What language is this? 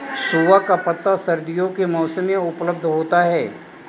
Hindi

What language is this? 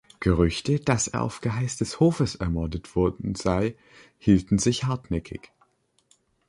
German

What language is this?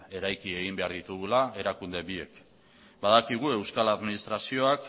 Basque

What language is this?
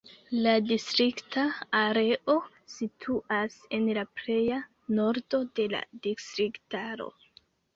Esperanto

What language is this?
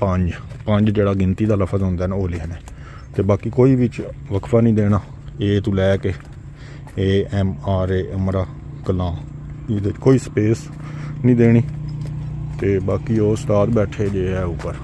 Punjabi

